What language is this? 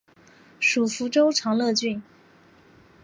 Chinese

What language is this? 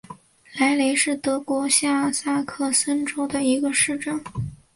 Chinese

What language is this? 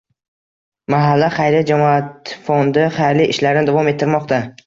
Uzbek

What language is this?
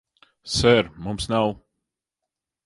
Latvian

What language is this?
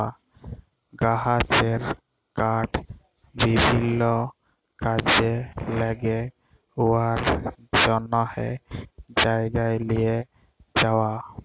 Bangla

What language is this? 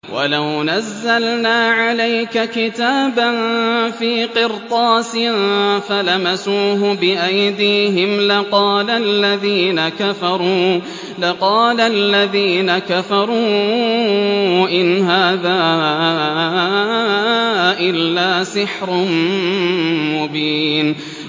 Arabic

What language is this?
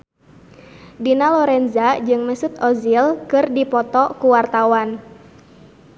Sundanese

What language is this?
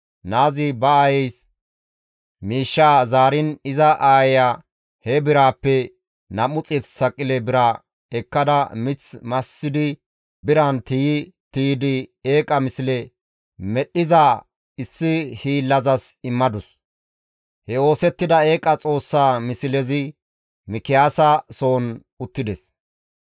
Gamo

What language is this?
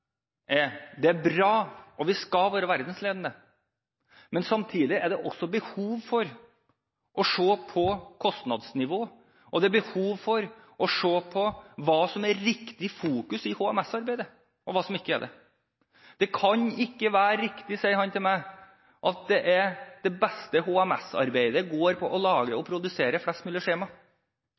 Norwegian Bokmål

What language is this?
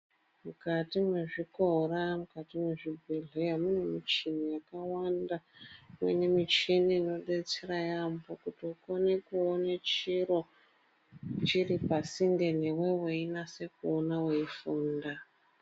Ndau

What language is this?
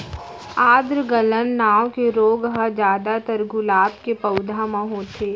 Chhattisgarhi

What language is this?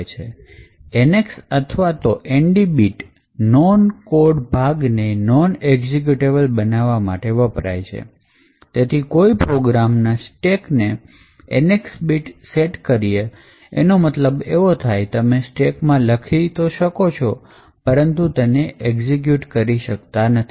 Gujarati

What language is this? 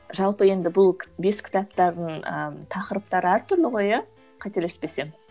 Kazakh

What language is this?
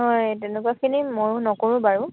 Assamese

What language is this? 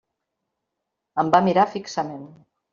Catalan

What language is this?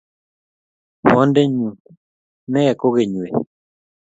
Kalenjin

